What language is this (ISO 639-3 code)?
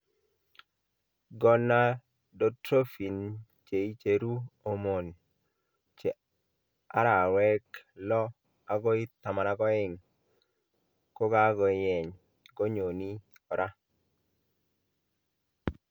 kln